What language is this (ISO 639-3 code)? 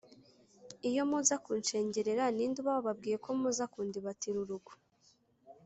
kin